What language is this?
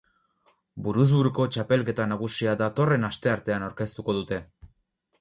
Basque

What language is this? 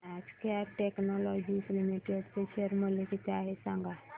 Marathi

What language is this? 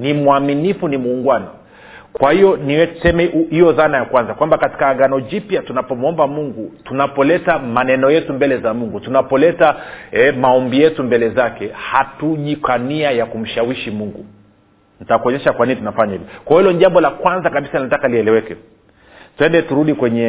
Swahili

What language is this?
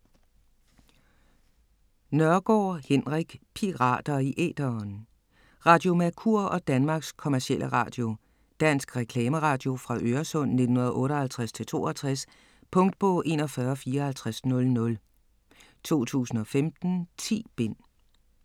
Danish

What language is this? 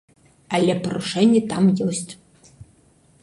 Belarusian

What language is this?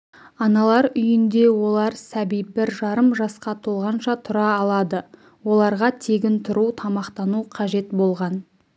Kazakh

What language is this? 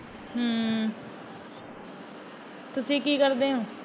Punjabi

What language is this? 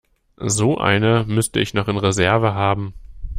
German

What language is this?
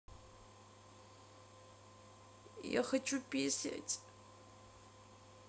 Russian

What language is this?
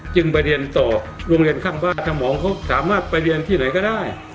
Thai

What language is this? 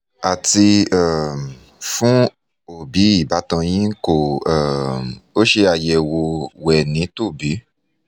Yoruba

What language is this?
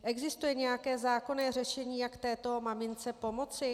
Czech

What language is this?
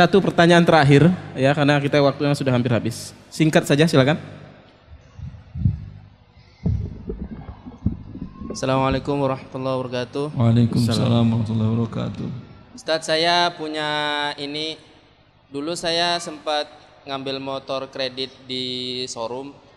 Indonesian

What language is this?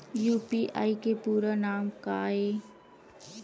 Chhattisgarhi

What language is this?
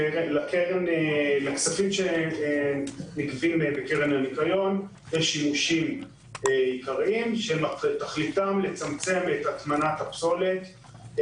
Hebrew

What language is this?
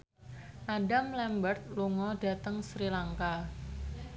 Javanese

